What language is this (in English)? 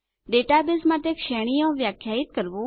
Gujarati